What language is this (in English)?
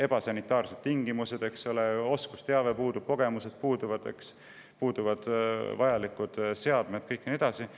Estonian